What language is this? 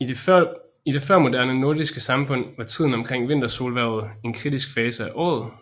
Danish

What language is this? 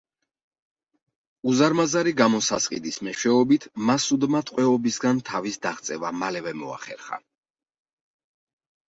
Georgian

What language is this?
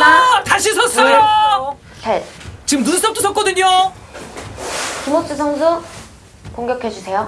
Korean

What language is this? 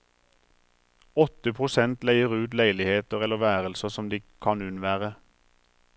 Norwegian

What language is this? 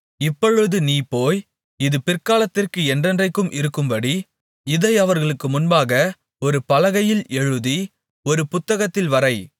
Tamil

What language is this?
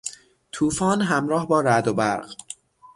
Persian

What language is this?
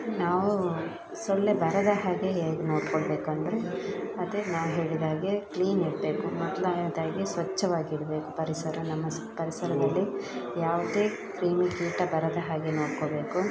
Kannada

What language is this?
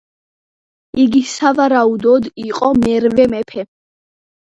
Georgian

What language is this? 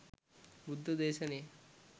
Sinhala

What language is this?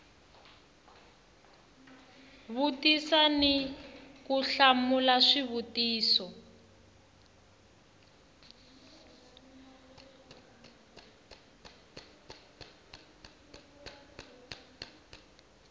Tsonga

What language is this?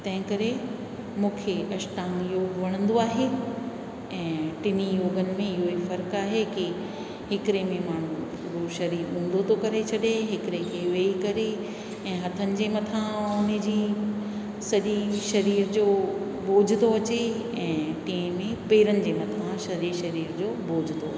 Sindhi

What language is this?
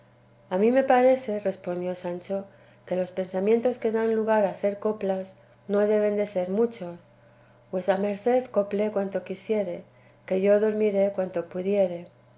Spanish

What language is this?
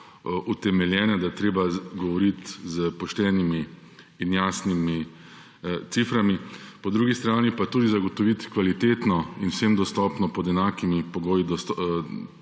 Slovenian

